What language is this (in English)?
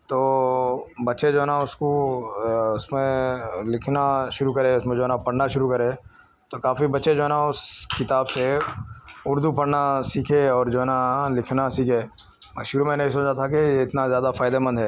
Urdu